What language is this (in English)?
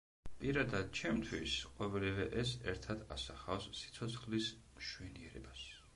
Georgian